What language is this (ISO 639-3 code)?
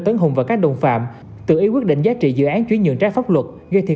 vie